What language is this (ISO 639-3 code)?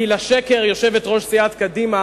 heb